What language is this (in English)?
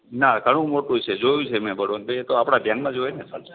Gujarati